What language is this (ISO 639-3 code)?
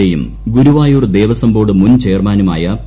mal